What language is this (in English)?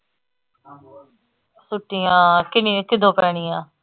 Punjabi